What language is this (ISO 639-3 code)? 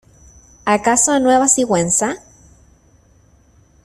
spa